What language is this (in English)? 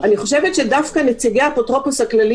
Hebrew